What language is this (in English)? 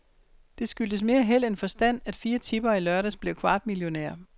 Danish